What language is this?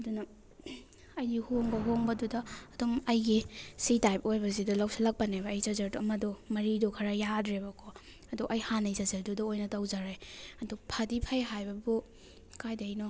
Manipuri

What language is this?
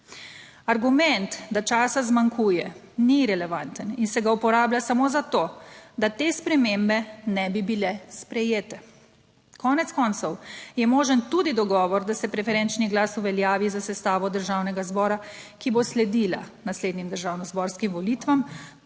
Slovenian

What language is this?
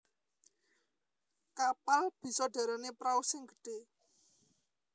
Javanese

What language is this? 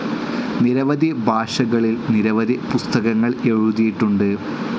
Malayalam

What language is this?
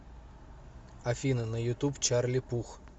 Russian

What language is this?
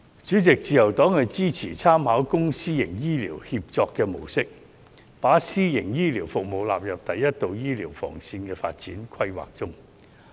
Cantonese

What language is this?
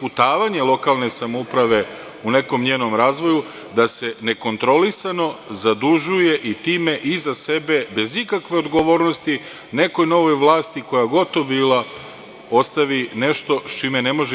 Serbian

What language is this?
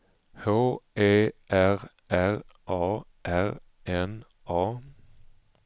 Swedish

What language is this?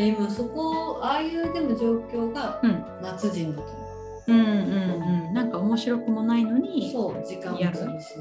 Japanese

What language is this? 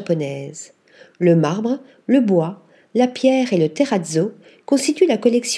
French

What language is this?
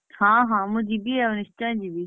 Odia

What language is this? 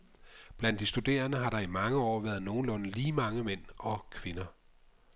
Danish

